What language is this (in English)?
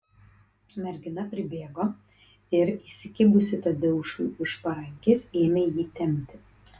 Lithuanian